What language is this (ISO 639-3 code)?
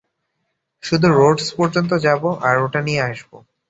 ben